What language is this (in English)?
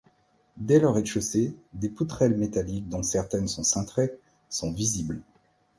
French